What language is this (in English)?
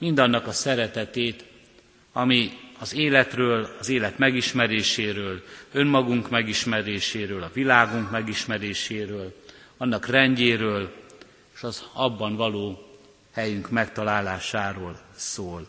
Hungarian